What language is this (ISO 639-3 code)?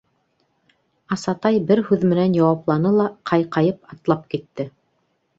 bak